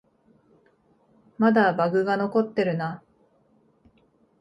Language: Japanese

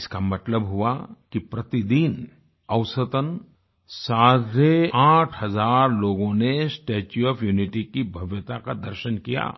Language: Hindi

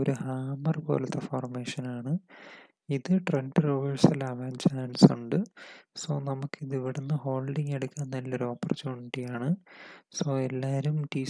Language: Malayalam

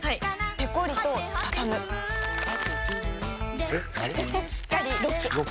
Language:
Japanese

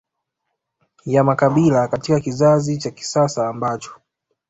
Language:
Swahili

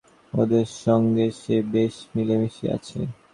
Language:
Bangla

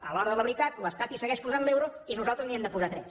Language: Catalan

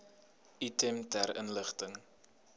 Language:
Afrikaans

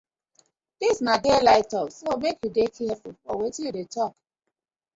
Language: Nigerian Pidgin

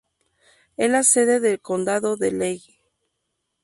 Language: Spanish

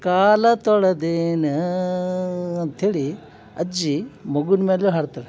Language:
Kannada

